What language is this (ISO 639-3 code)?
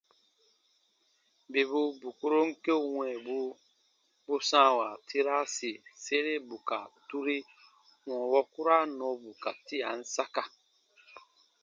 bba